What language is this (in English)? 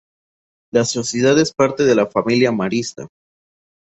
Spanish